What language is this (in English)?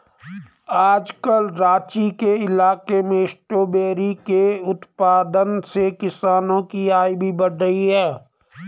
Hindi